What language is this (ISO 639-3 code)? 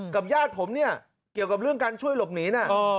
tha